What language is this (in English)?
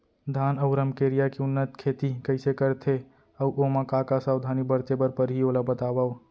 Chhattisgarhi